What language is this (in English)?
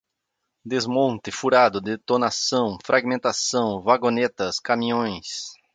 Portuguese